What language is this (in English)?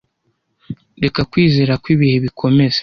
Kinyarwanda